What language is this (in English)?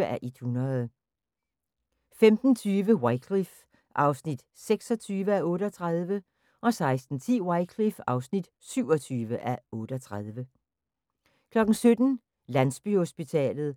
Danish